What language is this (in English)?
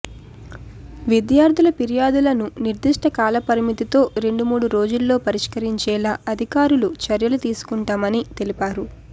Telugu